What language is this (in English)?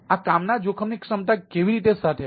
Gujarati